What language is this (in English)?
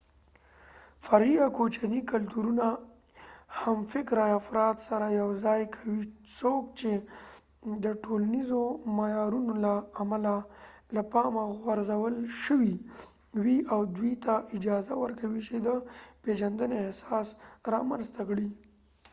Pashto